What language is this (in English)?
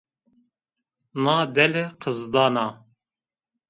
Zaza